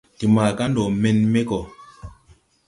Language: Tupuri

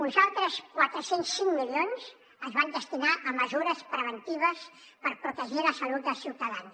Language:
Catalan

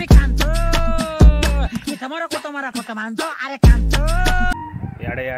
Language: Hindi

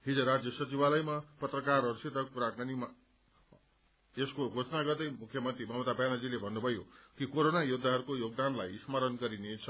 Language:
Nepali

